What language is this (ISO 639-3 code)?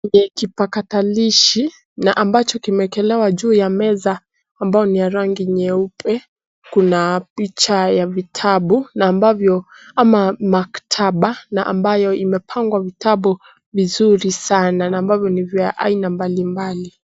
swa